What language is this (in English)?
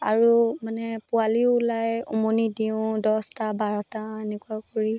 Assamese